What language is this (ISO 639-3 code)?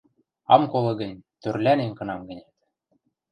mrj